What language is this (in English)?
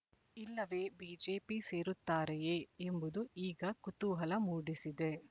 Kannada